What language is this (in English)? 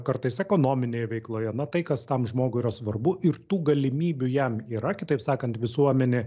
Lithuanian